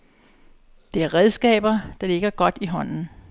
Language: Danish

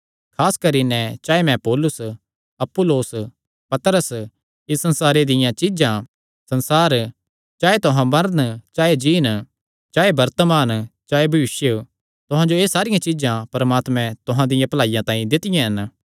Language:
Kangri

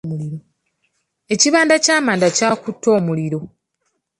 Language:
Ganda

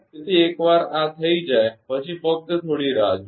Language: Gujarati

